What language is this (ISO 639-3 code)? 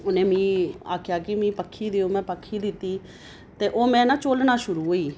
doi